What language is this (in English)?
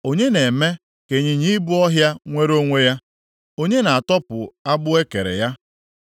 Igbo